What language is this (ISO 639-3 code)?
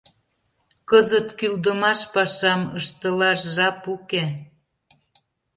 chm